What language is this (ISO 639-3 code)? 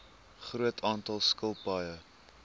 afr